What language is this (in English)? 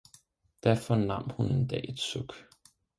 Danish